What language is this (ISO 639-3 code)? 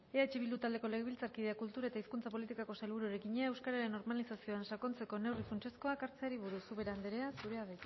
eus